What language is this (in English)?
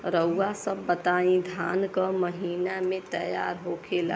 Bhojpuri